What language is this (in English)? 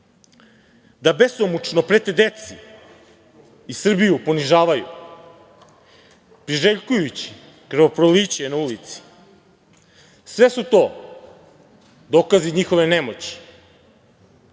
Serbian